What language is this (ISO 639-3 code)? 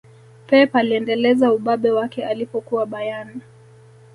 swa